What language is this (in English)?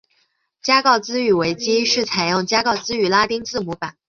Chinese